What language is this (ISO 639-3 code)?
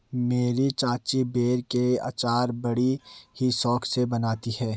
hin